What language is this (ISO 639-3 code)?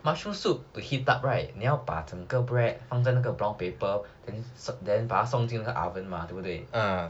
eng